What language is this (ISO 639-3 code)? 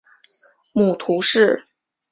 zho